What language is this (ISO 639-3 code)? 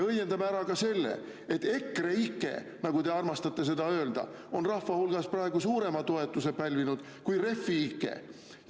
est